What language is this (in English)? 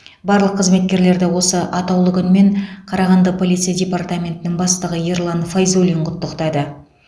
Kazakh